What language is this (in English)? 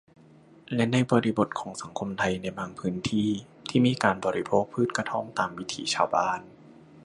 Thai